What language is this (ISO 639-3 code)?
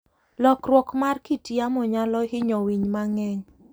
luo